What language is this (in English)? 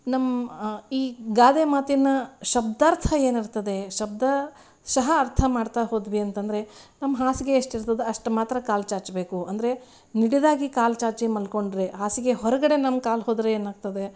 Kannada